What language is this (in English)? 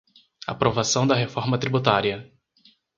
Portuguese